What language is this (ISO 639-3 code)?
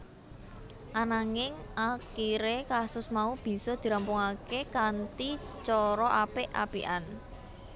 jav